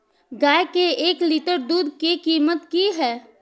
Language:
Maithili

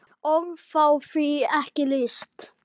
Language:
Icelandic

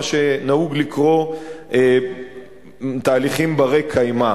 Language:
Hebrew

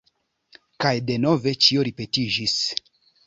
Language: Esperanto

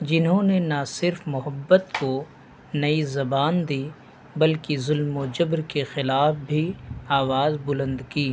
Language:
Urdu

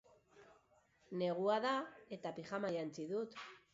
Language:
Basque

